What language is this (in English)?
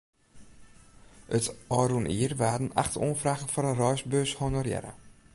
Western Frisian